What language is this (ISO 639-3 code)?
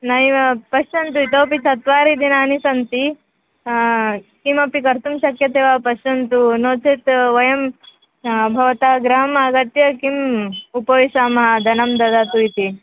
san